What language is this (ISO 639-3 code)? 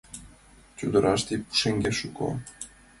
chm